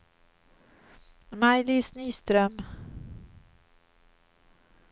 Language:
Swedish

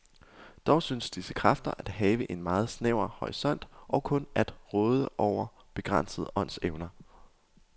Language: Danish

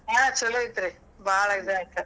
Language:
Kannada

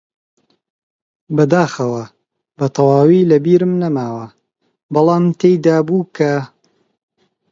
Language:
Central Kurdish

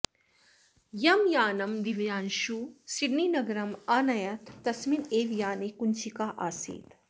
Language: Sanskrit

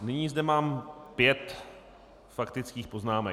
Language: Czech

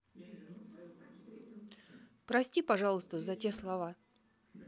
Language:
Russian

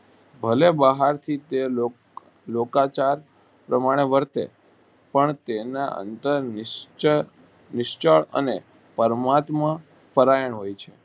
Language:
Gujarati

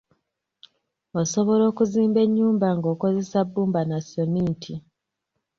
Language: Ganda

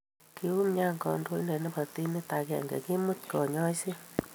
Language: Kalenjin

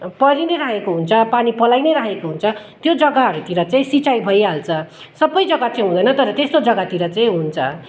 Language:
Nepali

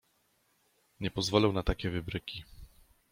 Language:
Polish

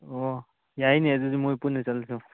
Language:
Manipuri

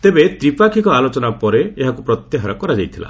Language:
Odia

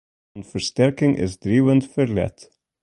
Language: Western Frisian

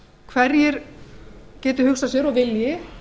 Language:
Icelandic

